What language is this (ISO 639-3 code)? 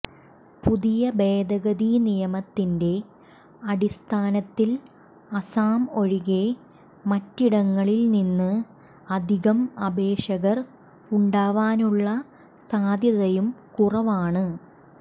mal